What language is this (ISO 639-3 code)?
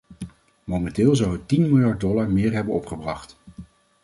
nld